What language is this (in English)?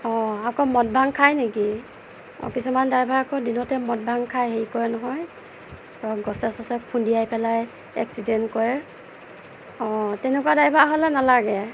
Assamese